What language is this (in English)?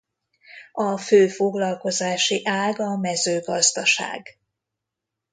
Hungarian